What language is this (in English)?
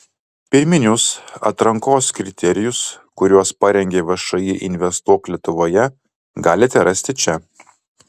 Lithuanian